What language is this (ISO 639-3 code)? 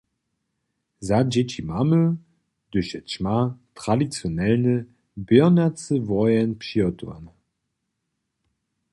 hsb